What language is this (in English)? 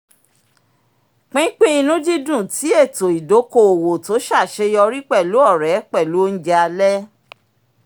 Yoruba